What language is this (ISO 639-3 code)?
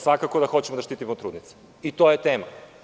srp